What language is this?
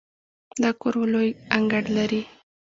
Pashto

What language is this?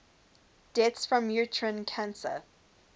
English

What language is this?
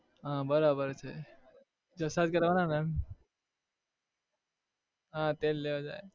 Gujarati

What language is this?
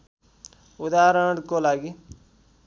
Nepali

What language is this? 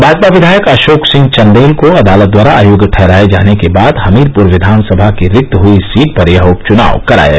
Hindi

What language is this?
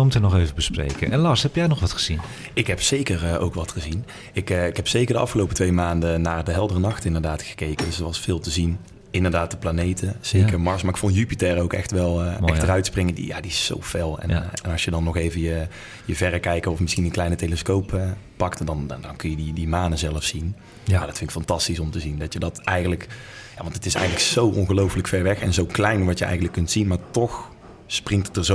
Dutch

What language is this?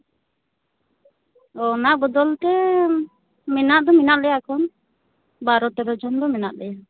Santali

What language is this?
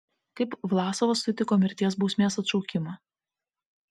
Lithuanian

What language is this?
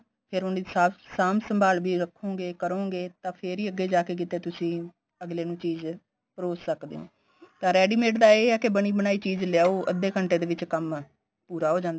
Punjabi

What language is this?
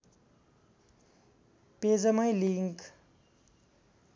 Nepali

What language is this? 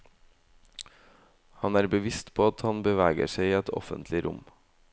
Norwegian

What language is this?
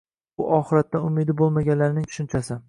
Uzbek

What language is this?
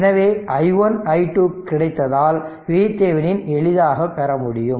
Tamil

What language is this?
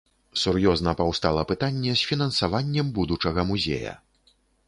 Belarusian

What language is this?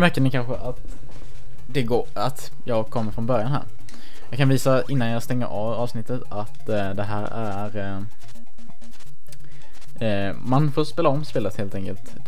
Swedish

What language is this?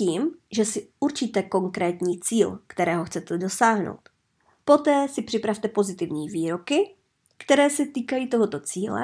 Czech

